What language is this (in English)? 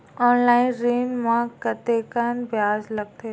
Chhattisgarhi